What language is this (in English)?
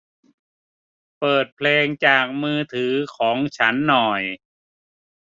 Thai